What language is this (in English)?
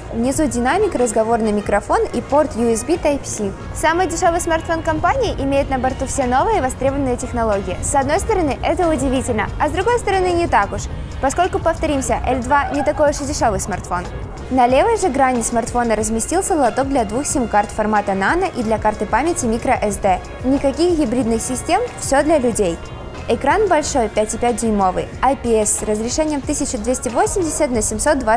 Russian